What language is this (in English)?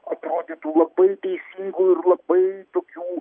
Lithuanian